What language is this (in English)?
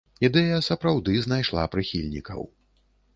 Belarusian